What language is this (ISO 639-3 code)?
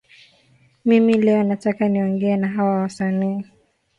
swa